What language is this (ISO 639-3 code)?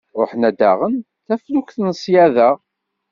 kab